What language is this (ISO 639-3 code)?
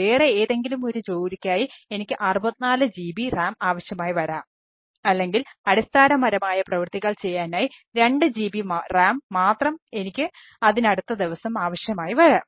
mal